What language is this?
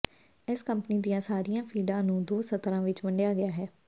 Punjabi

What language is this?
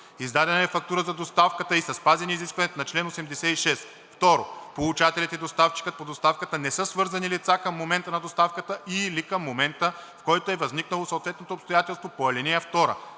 Bulgarian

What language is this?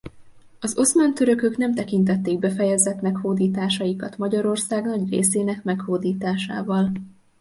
Hungarian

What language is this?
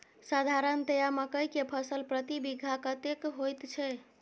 Maithili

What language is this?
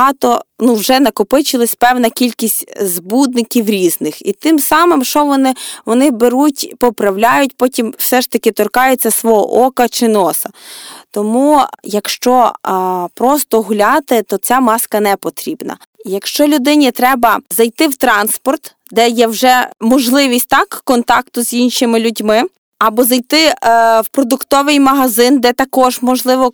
Ukrainian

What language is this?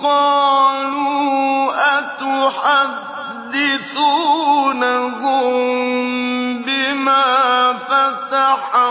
Arabic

